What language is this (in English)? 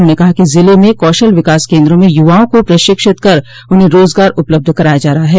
Hindi